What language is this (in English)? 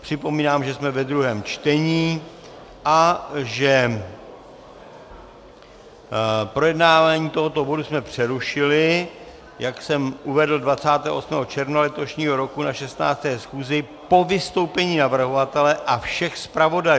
Czech